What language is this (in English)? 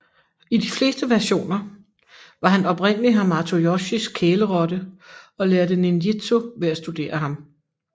Danish